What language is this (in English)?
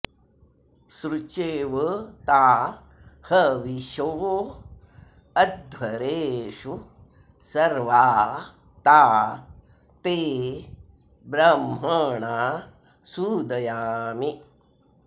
Sanskrit